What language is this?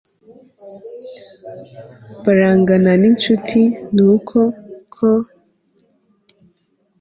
Kinyarwanda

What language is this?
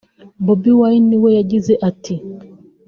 Kinyarwanda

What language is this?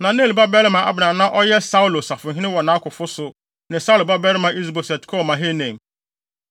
Akan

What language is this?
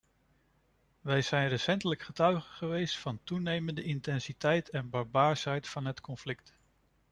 Dutch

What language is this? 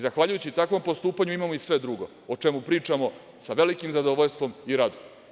Serbian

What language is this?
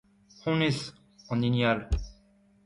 Breton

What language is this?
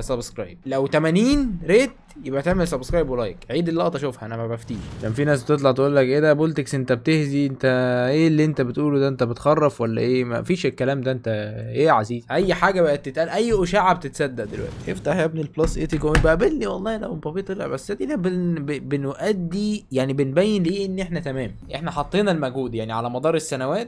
Arabic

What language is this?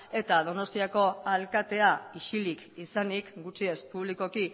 Basque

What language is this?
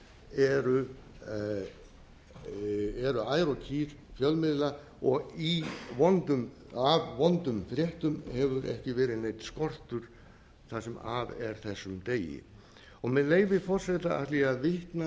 Icelandic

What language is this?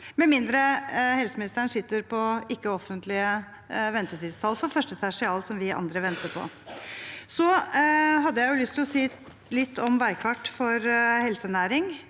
Norwegian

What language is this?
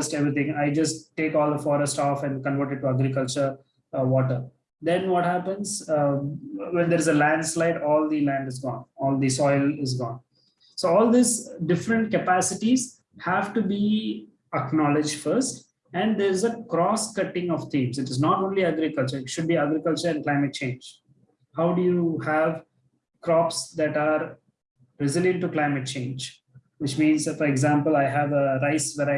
English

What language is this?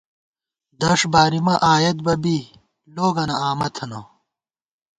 Gawar-Bati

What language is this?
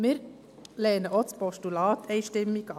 Swiss German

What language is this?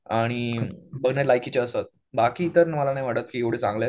Marathi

